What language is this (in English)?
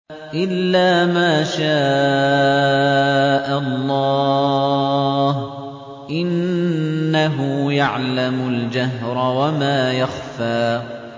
Arabic